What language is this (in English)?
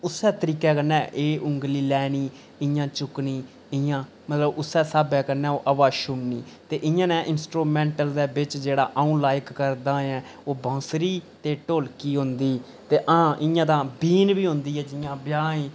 Dogri